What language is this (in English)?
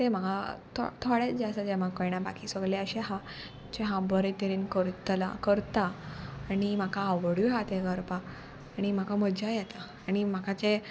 Konkani